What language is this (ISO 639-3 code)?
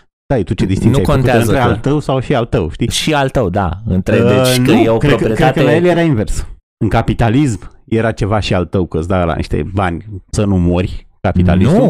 ron